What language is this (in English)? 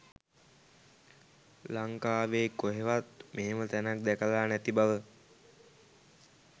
Sinhala